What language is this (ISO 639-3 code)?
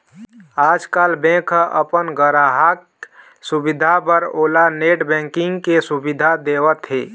hne